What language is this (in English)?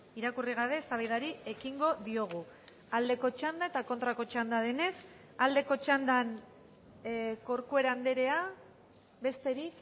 Basque